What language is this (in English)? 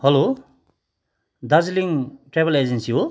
Nepali